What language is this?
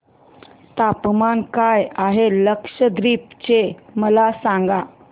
Marathi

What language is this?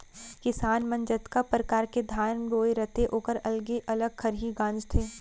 Chhattisgarhi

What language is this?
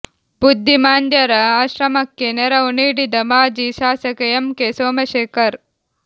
Kannada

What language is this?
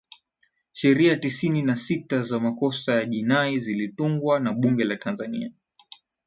Swahili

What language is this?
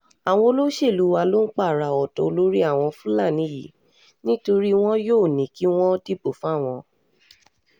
Yoruba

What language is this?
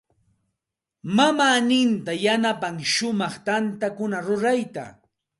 Santa Ana de Tusi Pasco Quechua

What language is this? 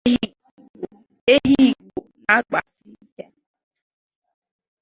Igbo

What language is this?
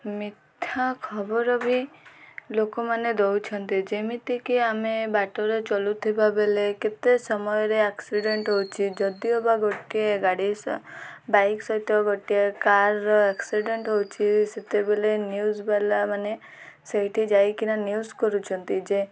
Odia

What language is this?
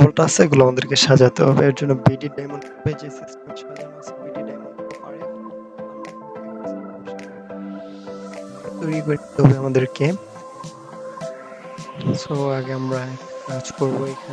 Bangla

